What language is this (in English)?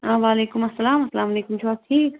Kashmiri